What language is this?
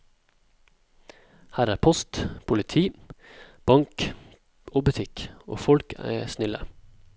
Norwegian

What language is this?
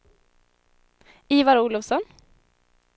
Swedish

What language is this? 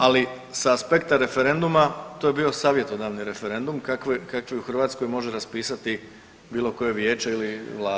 Croatian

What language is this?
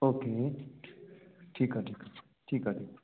Sindhi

